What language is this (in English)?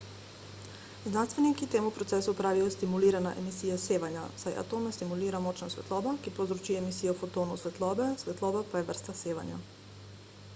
Slovenian